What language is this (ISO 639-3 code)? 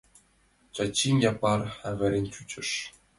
chm